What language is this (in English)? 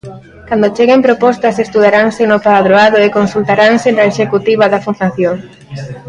Galician